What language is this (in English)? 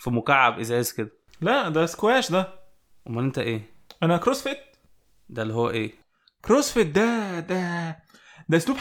Arabic